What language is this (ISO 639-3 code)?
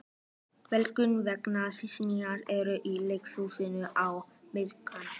isl